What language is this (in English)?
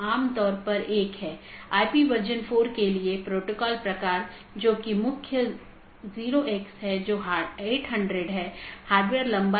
Hindi